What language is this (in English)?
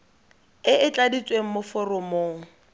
Tswana